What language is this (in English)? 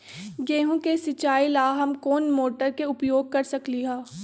Magahi